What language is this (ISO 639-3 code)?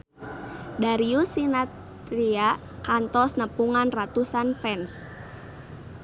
sun